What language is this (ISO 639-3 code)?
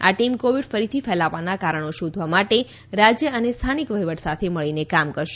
guj